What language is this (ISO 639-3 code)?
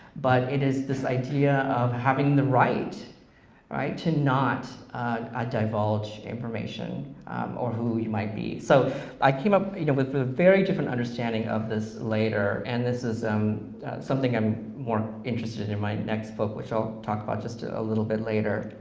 eng